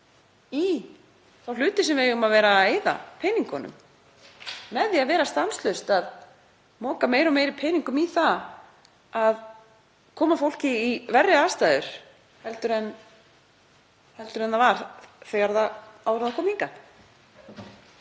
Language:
Icelandic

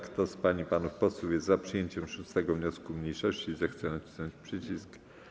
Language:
Polish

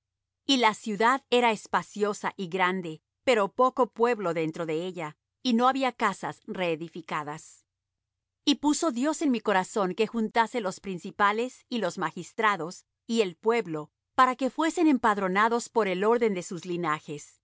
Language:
Spanish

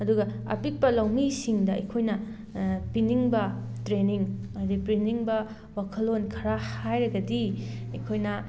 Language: Manipuri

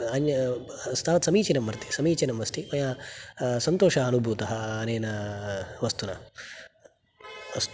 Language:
Sanskrit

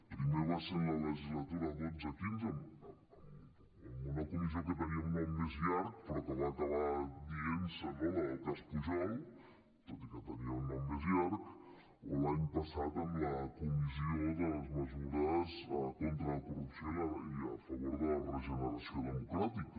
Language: Catalan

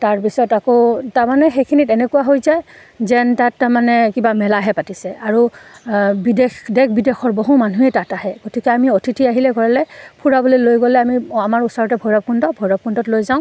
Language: Assamese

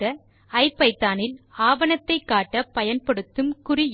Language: Tamil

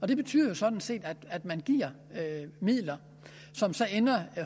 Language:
Danish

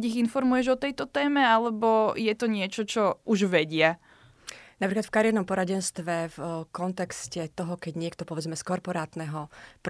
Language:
Slovak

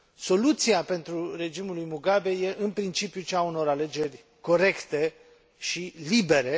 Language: Romanian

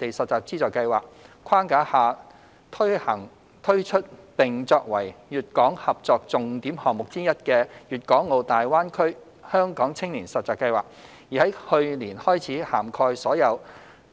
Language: Cantonese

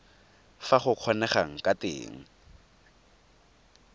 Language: Tswana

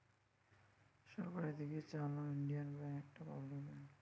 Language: Bangla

